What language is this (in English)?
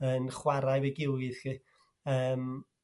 Welsh